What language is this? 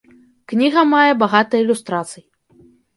Belarusian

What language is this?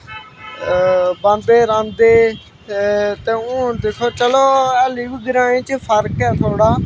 Dogri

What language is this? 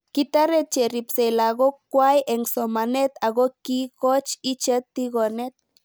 Kalenjin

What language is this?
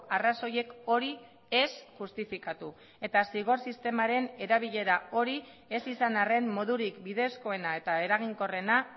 Basque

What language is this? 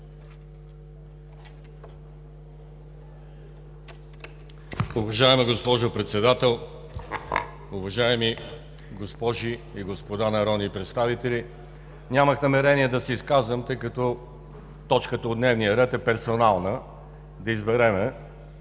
Bulgarian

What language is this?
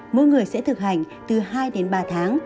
Vietnamese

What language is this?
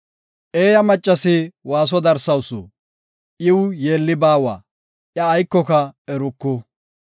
Gofa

